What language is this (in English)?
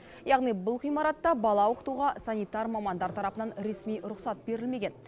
Kazakh